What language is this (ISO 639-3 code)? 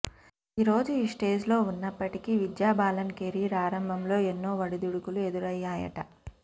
tel